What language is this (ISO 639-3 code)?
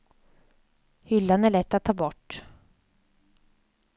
swe